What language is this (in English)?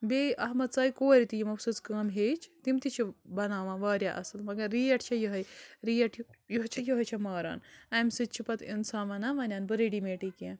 Kashmiri